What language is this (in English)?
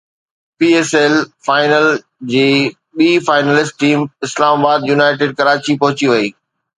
Sindhi